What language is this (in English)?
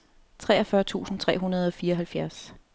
Danish